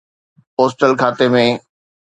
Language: Sindhi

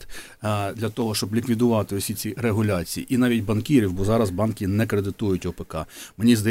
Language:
Ukrainian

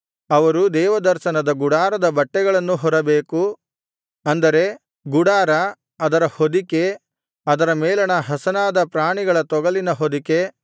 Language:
Kannada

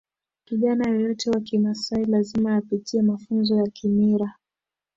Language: Swahili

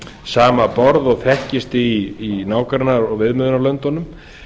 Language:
Icelandic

